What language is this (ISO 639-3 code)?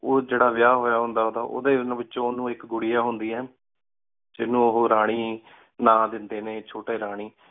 pan